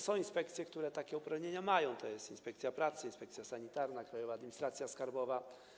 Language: Polish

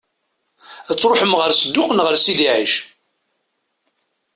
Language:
Kabyle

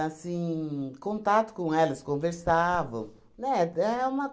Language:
Portuguese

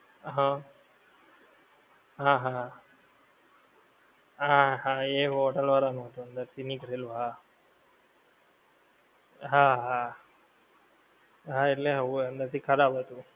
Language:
Gujarati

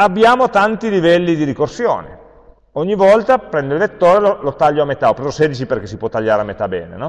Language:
Italian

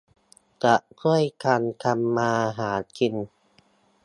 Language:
Thai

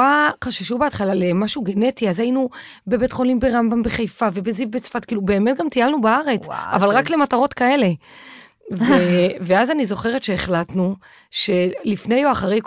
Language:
Hebrew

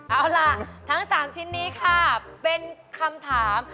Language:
Thai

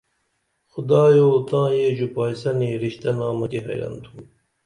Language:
Dameli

